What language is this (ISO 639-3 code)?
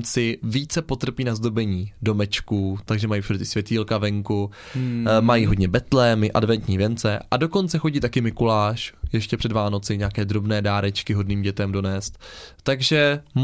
ces